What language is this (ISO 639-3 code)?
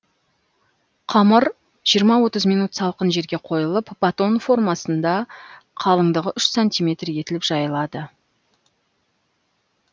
kaz